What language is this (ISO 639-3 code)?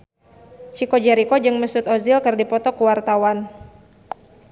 sun